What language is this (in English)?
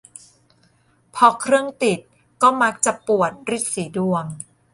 Thai